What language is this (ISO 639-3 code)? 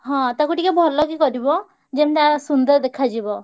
ori